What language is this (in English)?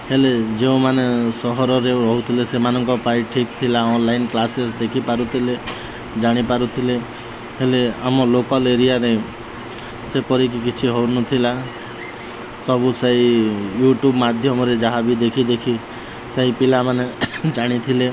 Odia